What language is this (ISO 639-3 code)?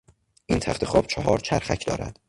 fas